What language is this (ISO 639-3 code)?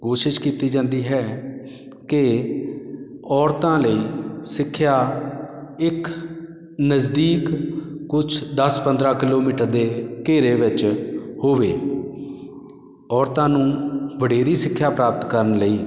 pan